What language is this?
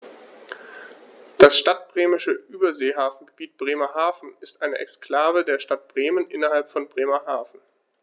German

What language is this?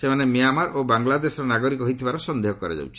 Odia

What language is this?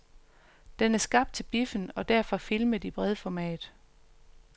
Danish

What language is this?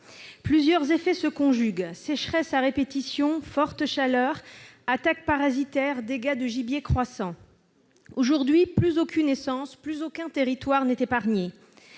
French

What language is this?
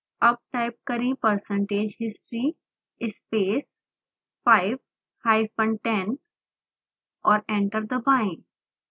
Hindi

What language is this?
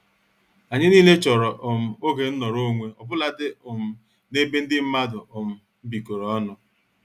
Igbo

